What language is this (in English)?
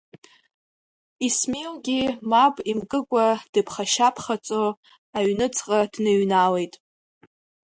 Abkhazian